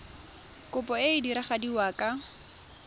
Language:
Tswana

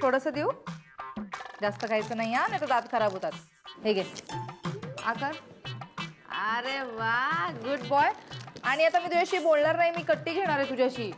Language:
Hindi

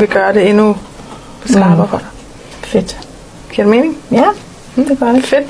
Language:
Danish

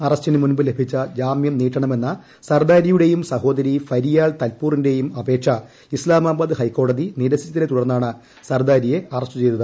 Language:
Malayalam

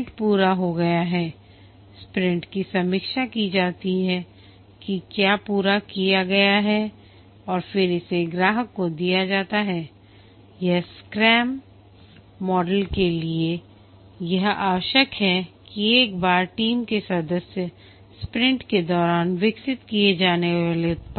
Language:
Hindi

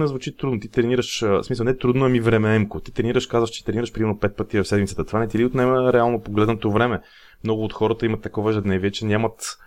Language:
Bulgarian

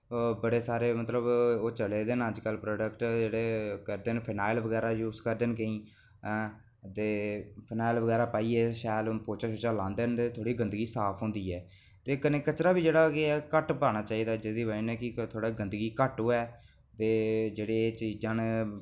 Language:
Dogri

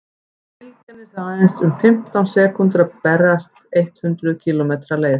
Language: Icelandic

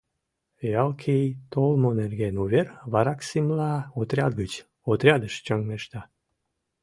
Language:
Mari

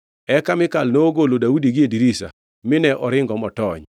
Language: Luo (Kenya and Tanzania)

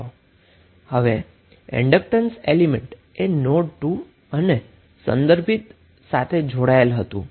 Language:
Gujarati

